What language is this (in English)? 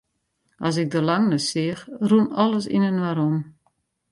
Western Frisian